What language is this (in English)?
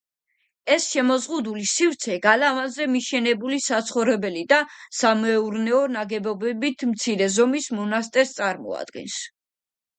Georgian